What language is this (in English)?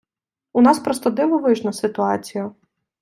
Ukrainian